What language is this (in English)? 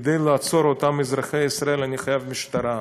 Hebrew